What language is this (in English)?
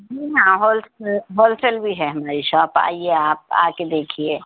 Urdu